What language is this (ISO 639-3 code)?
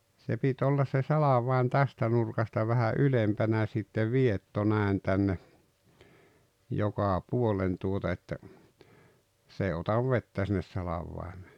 fin